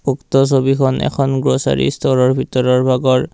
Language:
Assamese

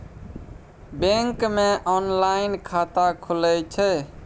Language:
Maithili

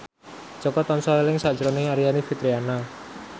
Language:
Javanese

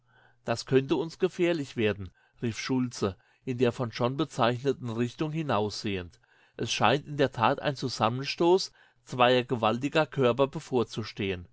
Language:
German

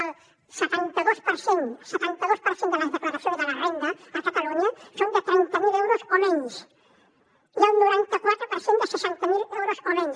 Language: Catalan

